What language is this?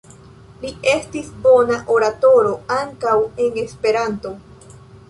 Esperanto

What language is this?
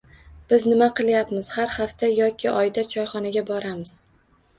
Uzbek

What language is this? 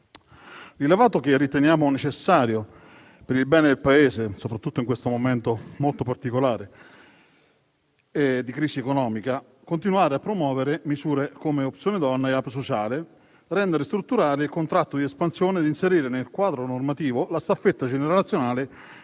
Italian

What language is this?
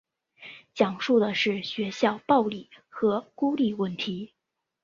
Chinese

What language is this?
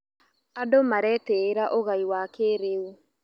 Kikuyu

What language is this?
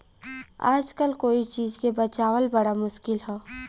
Bhojpuri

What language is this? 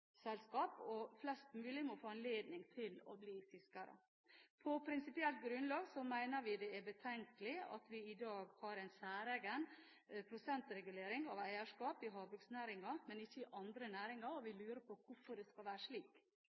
Norwegian Bokmål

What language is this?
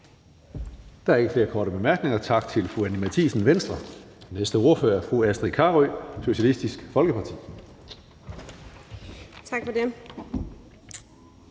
Danish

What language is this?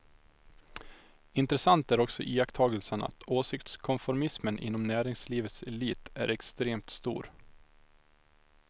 Swedish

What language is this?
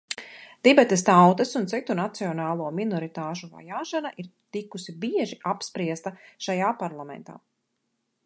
Latvian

